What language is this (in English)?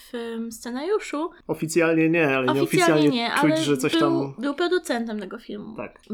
Polish